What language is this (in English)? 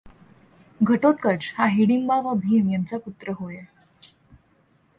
Marathi